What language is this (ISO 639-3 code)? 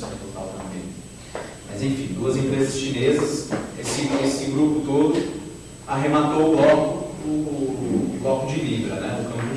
por